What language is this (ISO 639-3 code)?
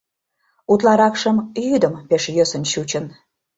chm